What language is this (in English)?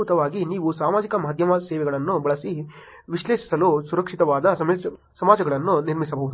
Kannada